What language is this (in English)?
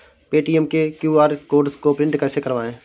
Hindi